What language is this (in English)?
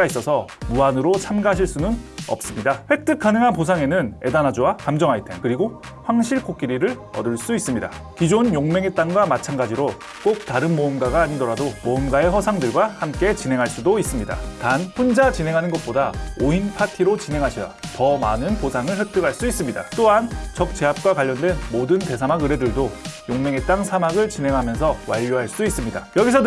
Korean